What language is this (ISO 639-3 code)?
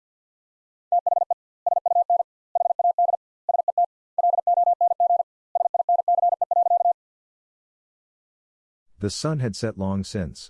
eng